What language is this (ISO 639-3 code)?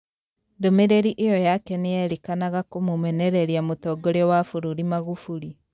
kik